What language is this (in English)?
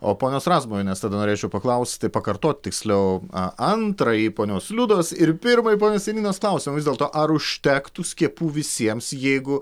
Lithuanian